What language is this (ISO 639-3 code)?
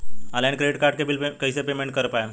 bho